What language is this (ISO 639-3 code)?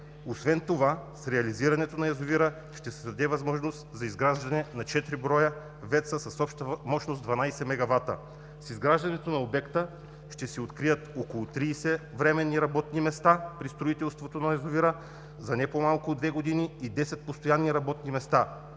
bul